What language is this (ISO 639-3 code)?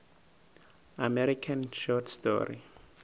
nso